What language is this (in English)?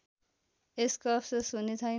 Nepali